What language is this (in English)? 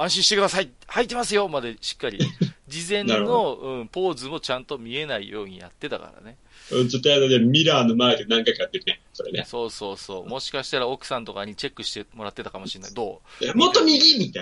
Japanese